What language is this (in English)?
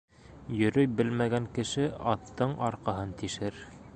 Bashkir